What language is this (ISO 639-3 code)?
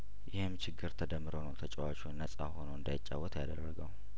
amh